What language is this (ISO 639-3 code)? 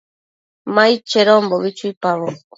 mcf